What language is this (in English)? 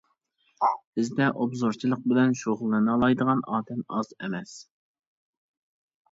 Uyghur